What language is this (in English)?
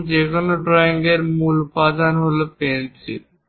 Bangla